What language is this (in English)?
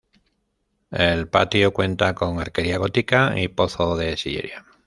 Spanish